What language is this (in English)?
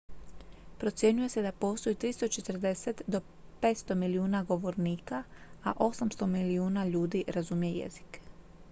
Croatian